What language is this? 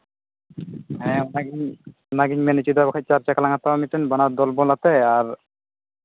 Santali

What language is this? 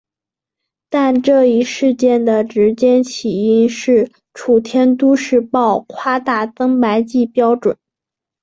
Chinese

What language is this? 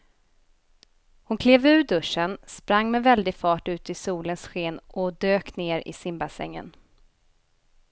Swedish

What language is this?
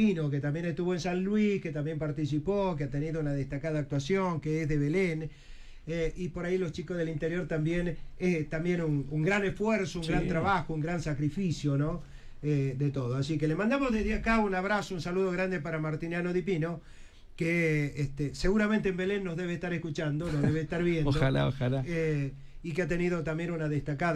Spanish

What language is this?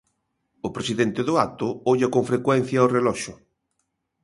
Galician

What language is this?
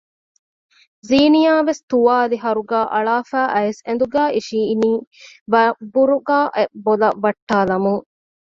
Divehi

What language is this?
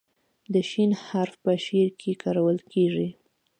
Pashto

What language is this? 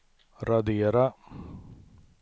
Swedish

